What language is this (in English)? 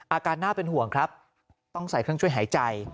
Thai